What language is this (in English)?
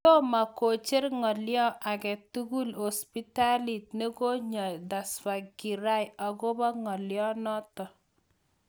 Kalenjin